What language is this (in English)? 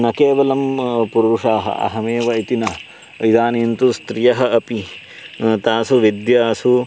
Sanskrit